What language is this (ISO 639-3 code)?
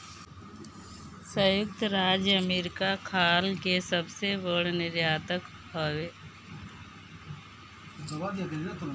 bho